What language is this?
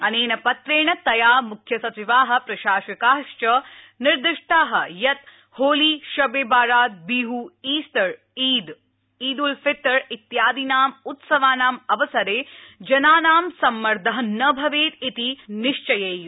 Sanskrit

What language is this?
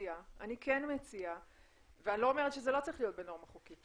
Hebrew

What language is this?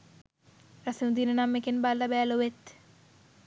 Sinhala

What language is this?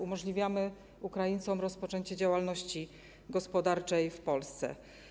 Polish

